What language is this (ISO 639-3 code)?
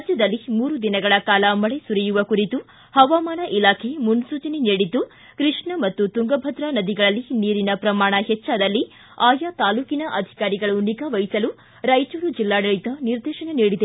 kan